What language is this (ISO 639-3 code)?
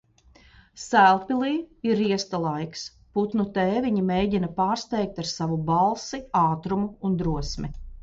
lav